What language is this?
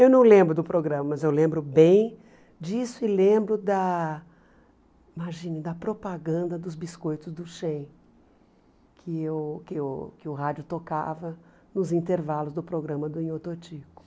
Portuguese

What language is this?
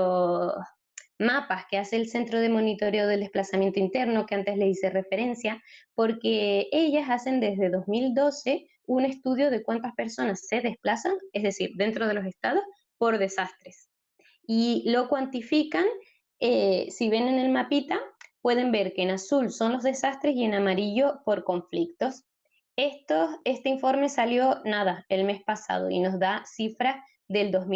Spanish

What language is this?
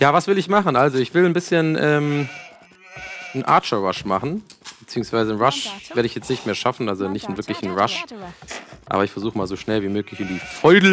German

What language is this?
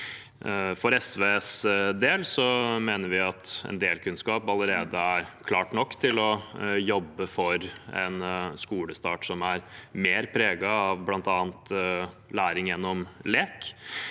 Norwegian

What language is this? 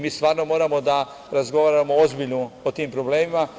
Serbian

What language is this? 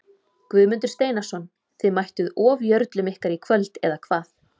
Icelandic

